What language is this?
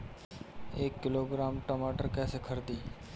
Bhojpuri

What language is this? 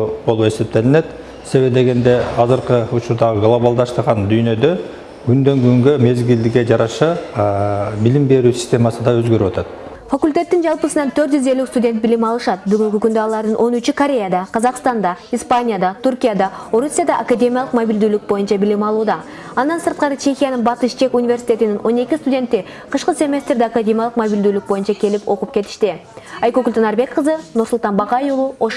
Turkish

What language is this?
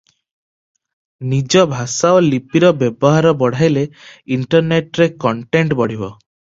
Odia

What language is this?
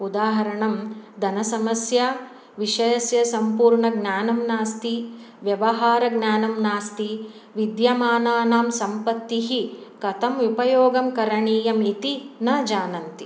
Sanskrit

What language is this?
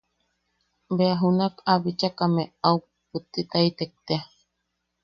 Yaqui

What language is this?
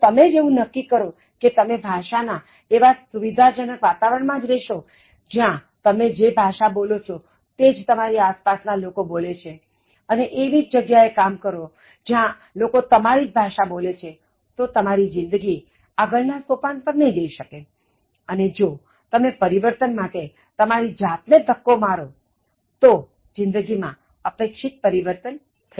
Gujarati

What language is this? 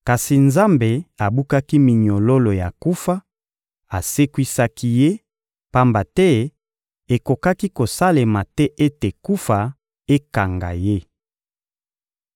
Lingala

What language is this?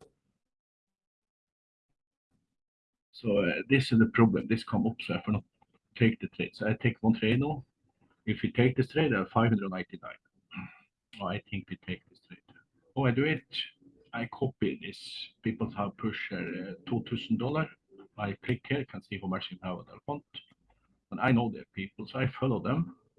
English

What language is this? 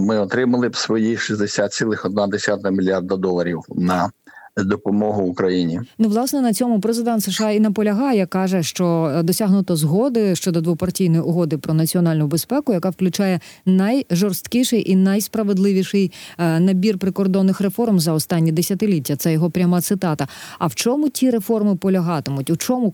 Ukrainian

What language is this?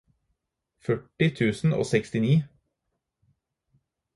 Norwegian Bokmål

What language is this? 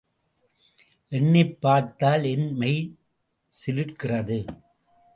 Tamil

